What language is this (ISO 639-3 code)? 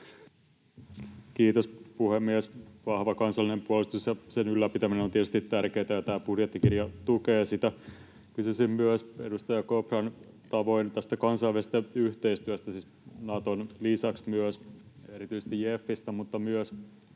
fin